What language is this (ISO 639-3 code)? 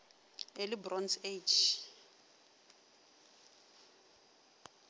nso